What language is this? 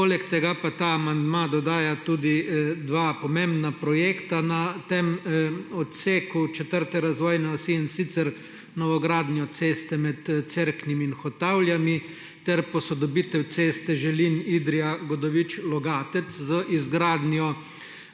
Slovenian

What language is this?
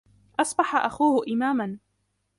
Arabic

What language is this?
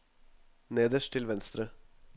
Norwegian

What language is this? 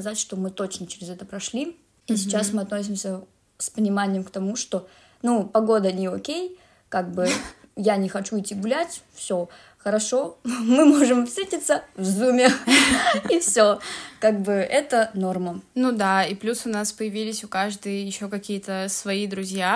Russian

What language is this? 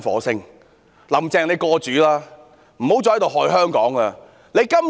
Cantonese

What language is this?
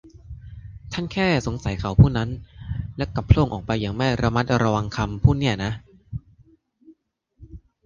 Thai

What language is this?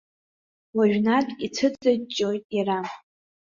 Abkhazian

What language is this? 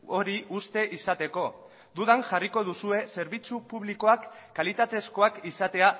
Basque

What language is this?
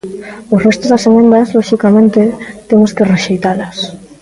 Galician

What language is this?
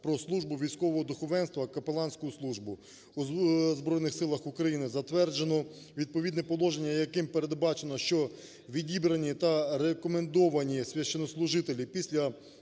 Ukrainian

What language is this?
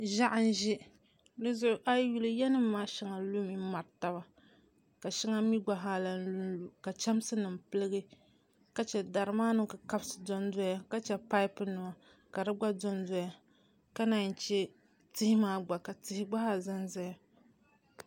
Dagbani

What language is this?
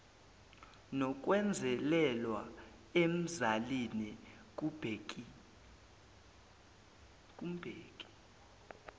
Zulu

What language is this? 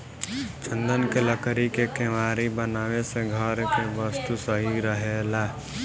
Bhojpuri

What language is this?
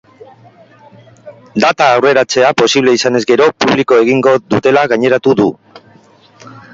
Basque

